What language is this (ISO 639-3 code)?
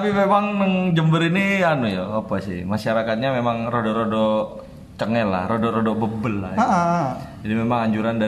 ind